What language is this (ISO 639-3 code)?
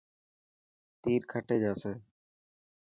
mki